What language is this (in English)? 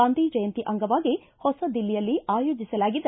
Kannada